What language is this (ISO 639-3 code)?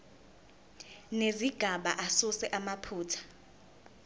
zul